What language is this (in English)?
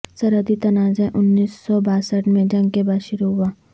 Urdu